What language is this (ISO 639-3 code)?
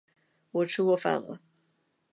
zho